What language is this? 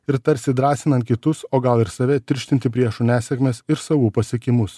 Lithuanian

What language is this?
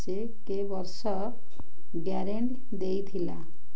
Odia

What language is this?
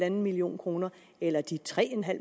Danish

